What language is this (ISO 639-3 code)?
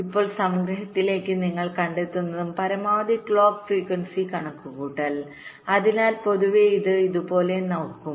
mal